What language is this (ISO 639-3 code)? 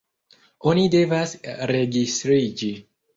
epo